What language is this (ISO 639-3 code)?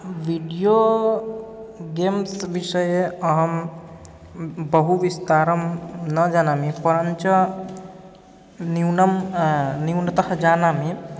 san